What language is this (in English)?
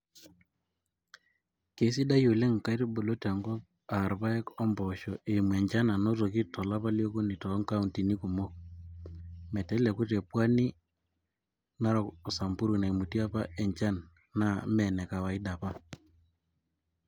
Masai